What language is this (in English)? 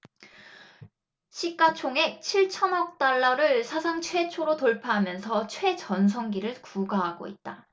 Korean